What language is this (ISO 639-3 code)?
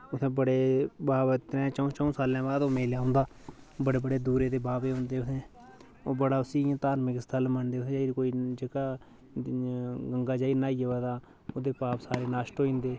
doi